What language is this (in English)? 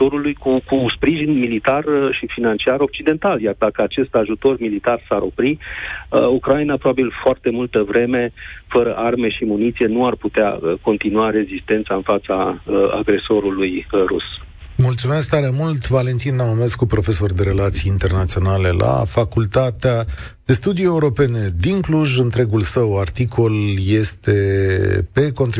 Romanian